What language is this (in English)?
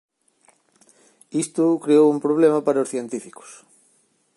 Galician